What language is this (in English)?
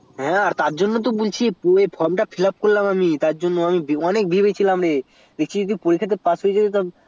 Bangla